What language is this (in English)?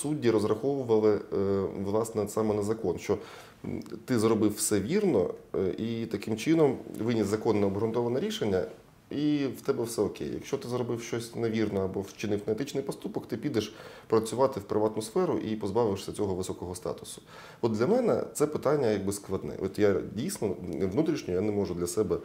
Ukrainian